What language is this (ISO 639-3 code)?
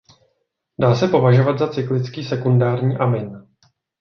ces